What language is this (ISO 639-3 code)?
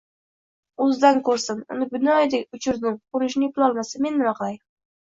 uzb